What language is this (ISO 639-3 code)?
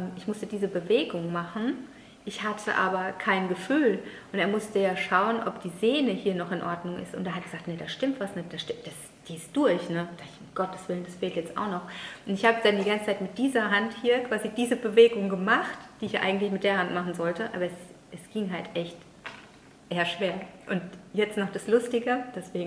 deu